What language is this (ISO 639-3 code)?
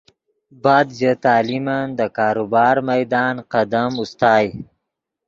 ydg